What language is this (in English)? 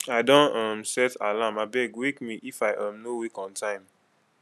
Nigerian Pidgin